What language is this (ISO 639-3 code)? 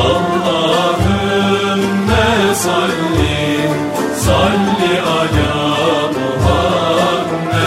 tur